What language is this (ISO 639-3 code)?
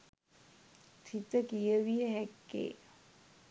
sin